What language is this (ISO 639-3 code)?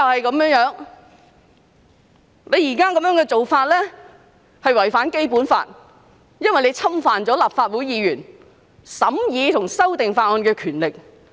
yue